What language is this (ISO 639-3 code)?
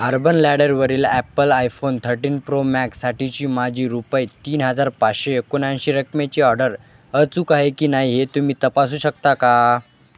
mar